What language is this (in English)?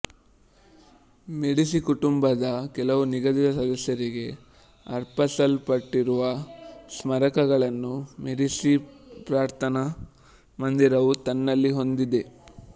Kannada